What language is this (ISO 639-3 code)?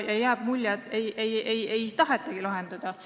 est